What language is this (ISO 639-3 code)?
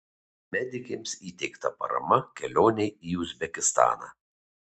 lit